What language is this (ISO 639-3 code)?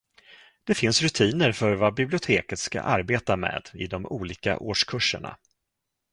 swe